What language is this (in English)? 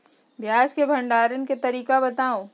Magahi